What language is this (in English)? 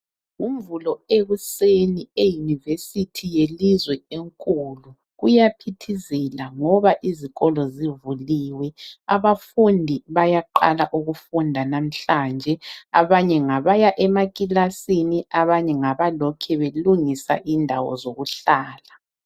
North Ndebele